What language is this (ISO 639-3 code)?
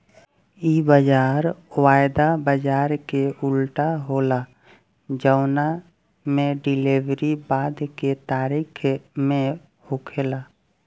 bho